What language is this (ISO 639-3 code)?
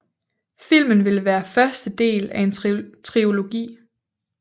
dan